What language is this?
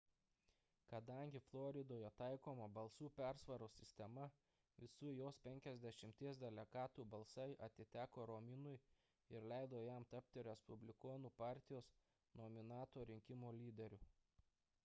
Lithuanian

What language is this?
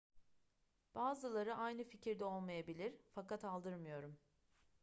Turkish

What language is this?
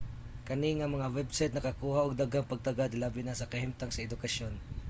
Cebuano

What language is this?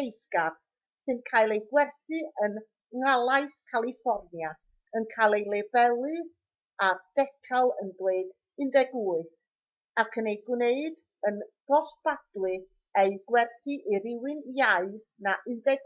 Welsh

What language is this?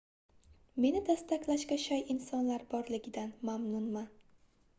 Uzbek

